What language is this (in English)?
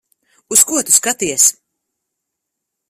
Latvian